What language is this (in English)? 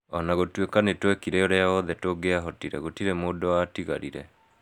Kikuyu